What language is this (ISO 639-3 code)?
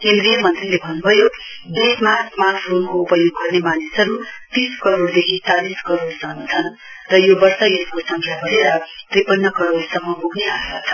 nep